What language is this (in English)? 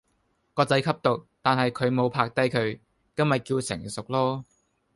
Cantonese